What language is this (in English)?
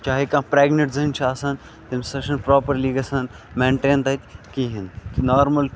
Kashmiri